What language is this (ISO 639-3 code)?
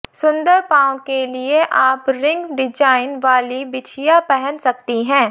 hin